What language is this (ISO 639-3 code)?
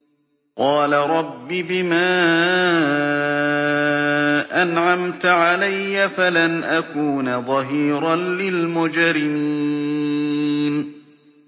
ara